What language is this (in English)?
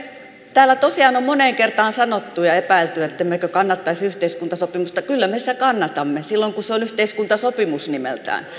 Finnish